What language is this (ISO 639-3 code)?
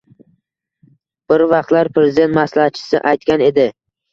uzb